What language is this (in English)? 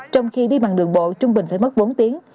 Vietnamese